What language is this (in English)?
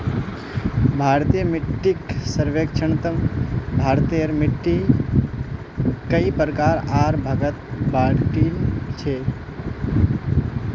Magahi